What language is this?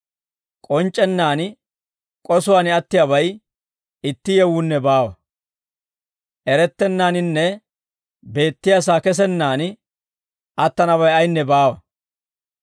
Dawro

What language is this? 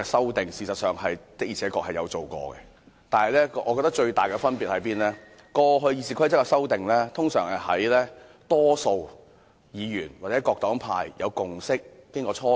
Cantonese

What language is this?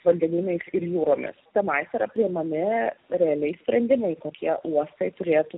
Lithuanian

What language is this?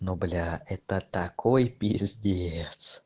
Russian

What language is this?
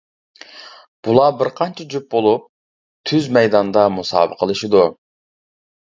Uyghur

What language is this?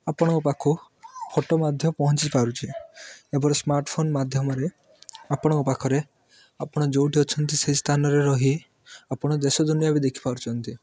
Odia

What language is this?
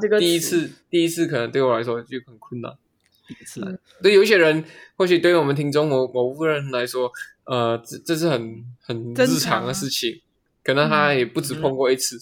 Chinese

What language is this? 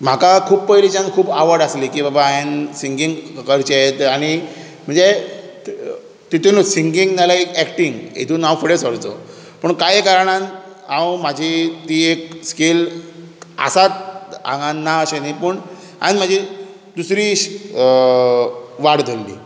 Konkani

